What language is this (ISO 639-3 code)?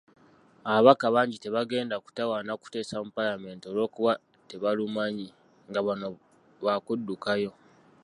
lug